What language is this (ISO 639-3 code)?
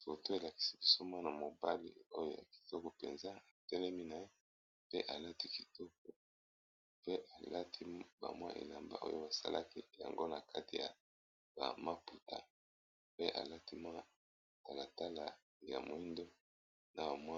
lin